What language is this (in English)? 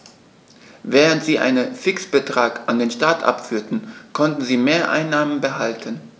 German